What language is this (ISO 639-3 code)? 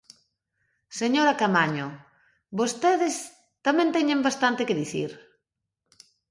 glg